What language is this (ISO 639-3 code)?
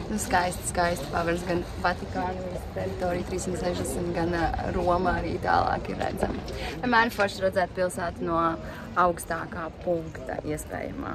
lav